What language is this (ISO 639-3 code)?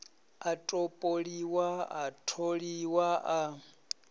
ven